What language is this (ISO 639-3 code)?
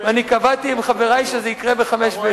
heb